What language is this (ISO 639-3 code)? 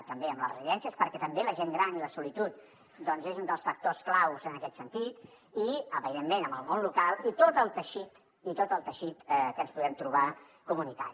cat